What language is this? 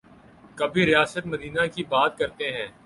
Urdu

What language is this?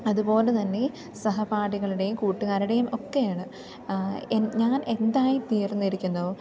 Malayalam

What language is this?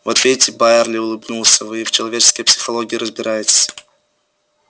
Russian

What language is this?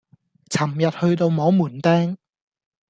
Cantonese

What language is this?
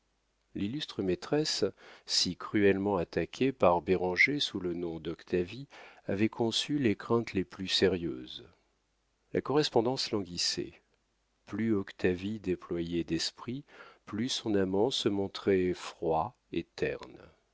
French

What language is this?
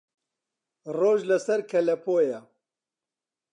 Central Kurdish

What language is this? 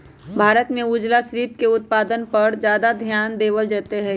Magahi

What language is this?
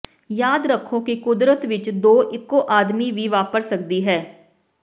Punjabi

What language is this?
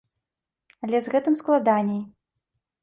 Belarusian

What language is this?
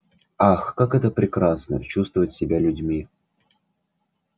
Russian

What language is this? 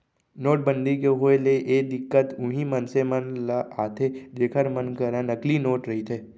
Chhattisgarhi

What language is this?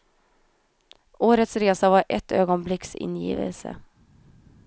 Swedish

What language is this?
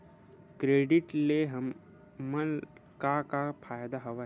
Chhattisgarhi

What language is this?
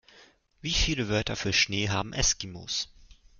German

